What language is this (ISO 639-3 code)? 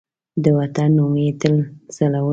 pus